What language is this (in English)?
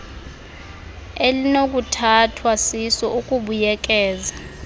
Xhosa